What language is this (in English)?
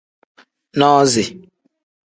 Tem